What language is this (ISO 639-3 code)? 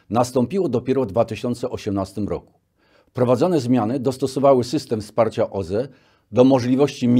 pol